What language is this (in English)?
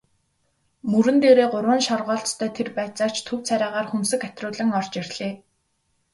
Mongolian